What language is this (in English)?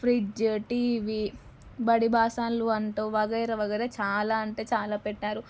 Telugu